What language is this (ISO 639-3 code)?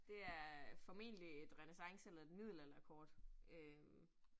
dan